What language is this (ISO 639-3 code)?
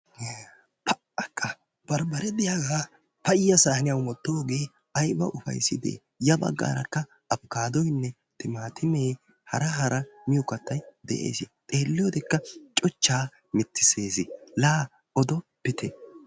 wal